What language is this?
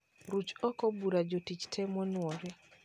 Luo (Kenya and Tanzania)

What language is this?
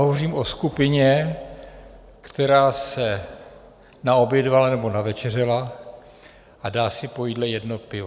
Czech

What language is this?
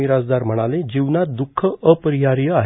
Marathi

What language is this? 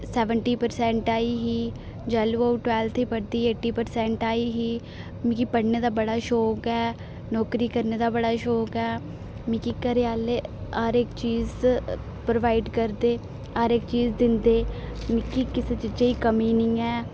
Dogri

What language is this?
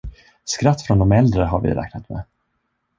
Swedish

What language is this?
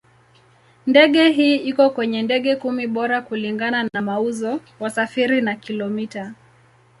Swahili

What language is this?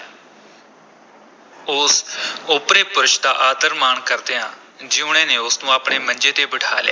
Punjabi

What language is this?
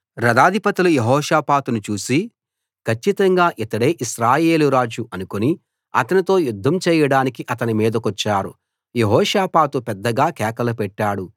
Telugu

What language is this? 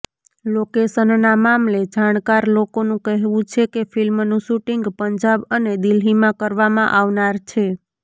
Gujarati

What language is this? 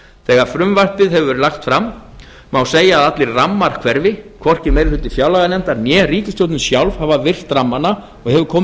Icelandic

